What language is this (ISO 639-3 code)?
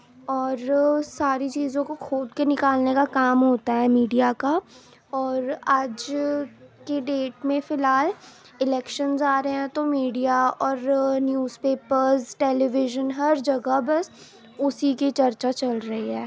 urd